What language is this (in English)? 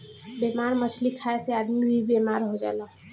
Bhojpuri